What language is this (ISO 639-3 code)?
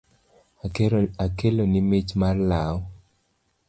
luo